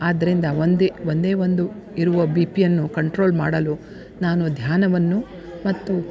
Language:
Kannada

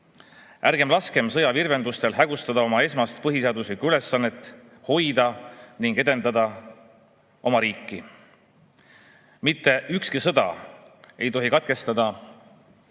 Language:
Estonian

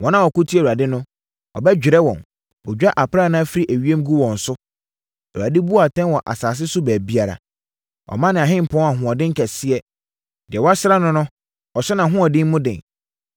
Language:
Akan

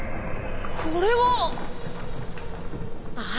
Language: Japanese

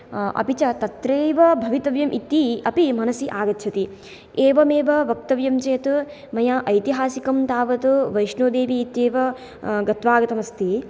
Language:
Sanskrit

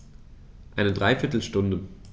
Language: German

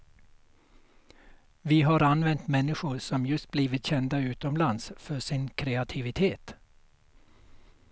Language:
Swedish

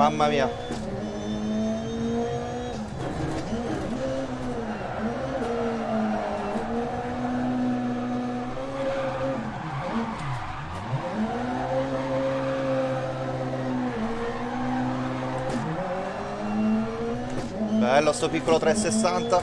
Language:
Italian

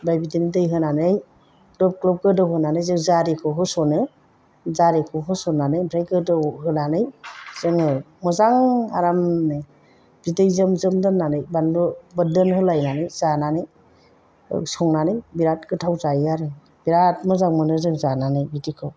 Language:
Bodo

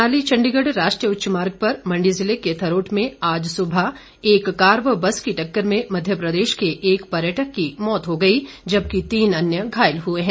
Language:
Hindi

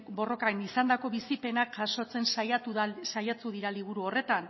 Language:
Basque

